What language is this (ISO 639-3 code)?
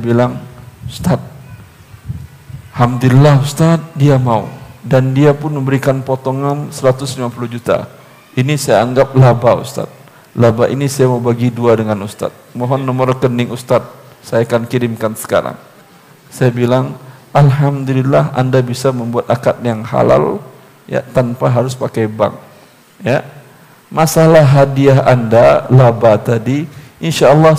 ind